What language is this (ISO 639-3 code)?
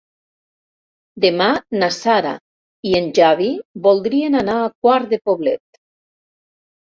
cat